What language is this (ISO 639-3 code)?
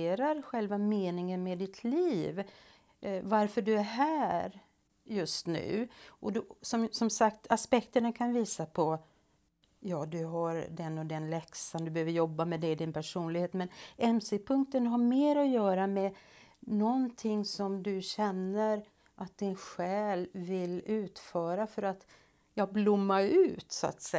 swe